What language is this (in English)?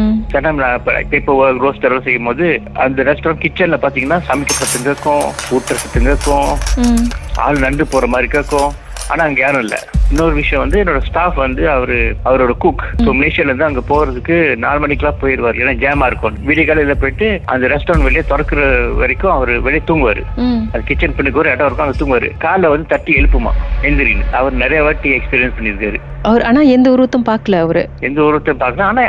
Tamil